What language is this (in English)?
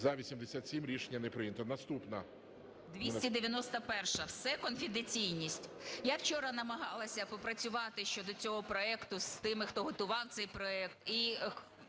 Ukrainian